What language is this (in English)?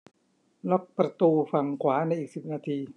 Thai